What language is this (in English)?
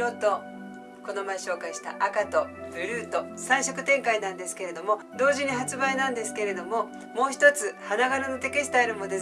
Japanese